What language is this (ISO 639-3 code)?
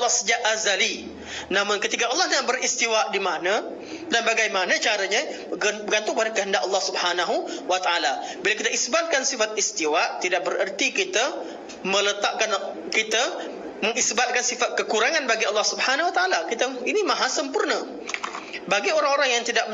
msa